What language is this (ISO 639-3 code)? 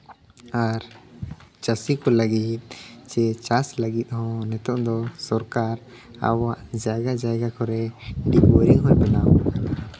sat